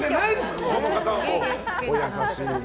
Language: Japanese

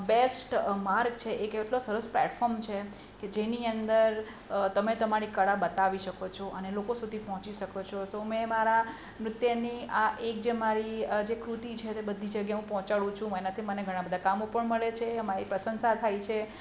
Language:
Gujarati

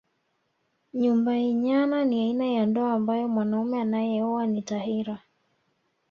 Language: Swahili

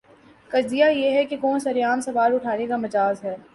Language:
Urdu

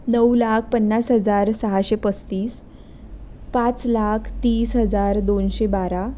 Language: Marathi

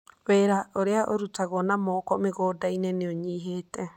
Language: Kikuyu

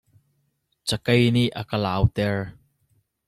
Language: Hakha Chin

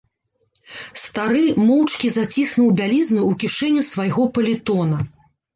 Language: Belarusian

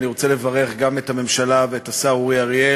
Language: Hebrew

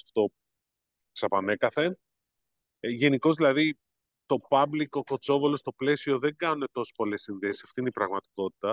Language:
Greek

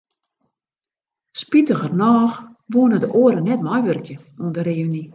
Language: Western Frisian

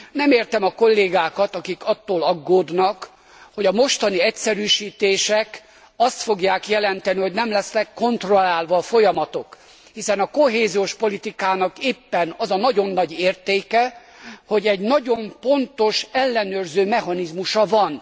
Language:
Hungarian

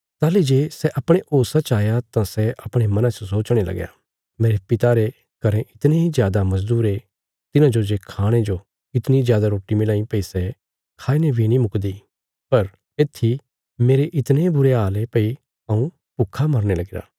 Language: Bilaspuri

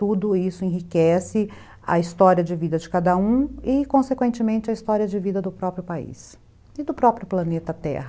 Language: Portuguese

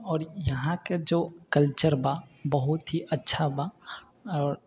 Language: Maithili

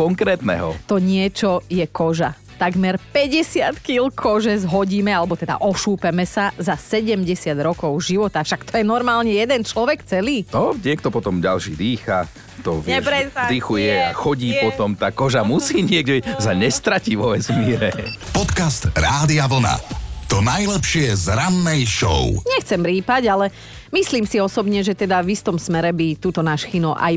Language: Slovak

